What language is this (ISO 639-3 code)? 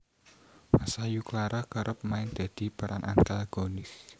jav